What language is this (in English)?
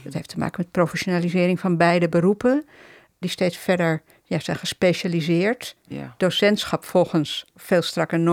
Dutch